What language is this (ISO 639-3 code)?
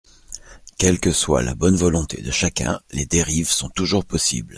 fra